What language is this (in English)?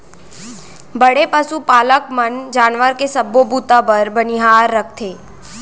Chhattisgarhi